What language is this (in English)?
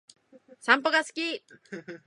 Japanese